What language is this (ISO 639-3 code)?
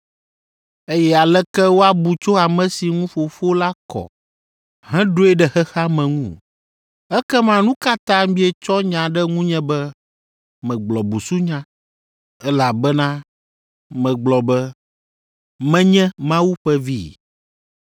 ewe